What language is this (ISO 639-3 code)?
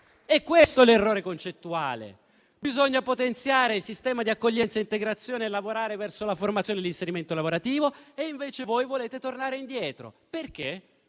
ita